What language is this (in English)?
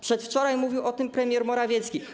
Polish